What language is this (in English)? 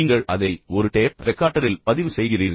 Tamil